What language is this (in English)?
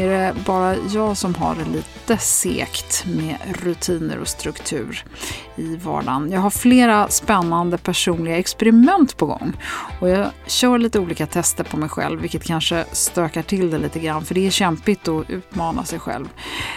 Swedish